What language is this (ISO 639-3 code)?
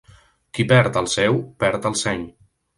cat